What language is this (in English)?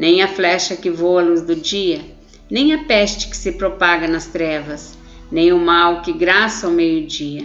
Portuguese